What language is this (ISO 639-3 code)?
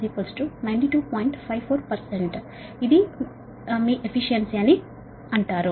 tel